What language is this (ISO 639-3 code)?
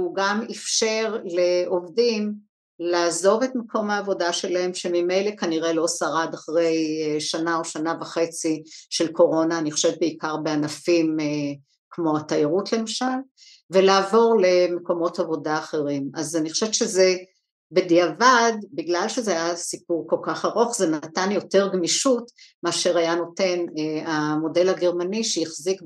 heb